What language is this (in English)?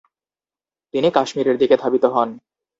Bangla